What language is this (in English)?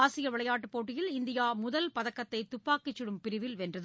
Tamil